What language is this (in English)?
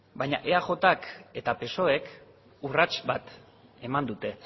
Basque